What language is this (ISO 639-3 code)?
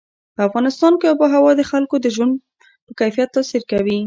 pus